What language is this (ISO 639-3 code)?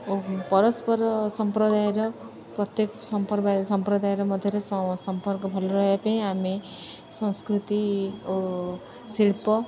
ori